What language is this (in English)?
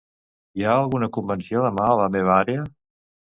Catalan